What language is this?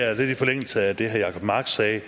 Danish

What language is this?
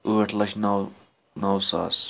Kashmiri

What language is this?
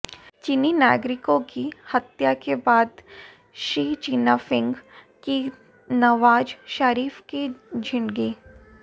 Hindi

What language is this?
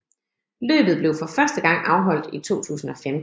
Danish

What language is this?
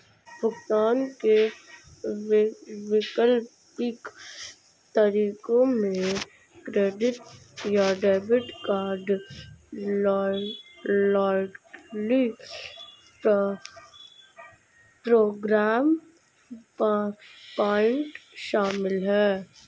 Hindi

